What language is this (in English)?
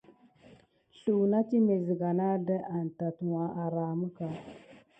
Gidar